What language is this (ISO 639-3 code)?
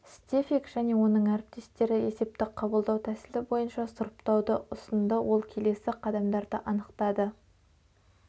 kaz